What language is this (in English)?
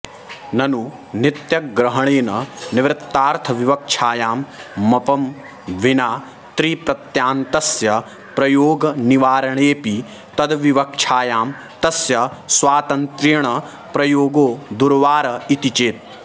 Sanskrit